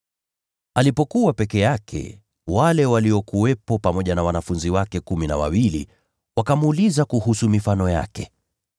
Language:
Swahili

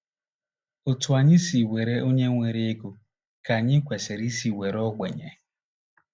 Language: Igbo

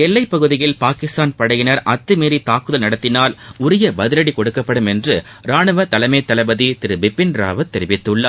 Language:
Tamil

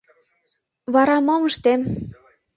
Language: Mari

